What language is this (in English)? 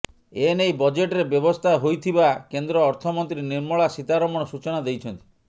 Odia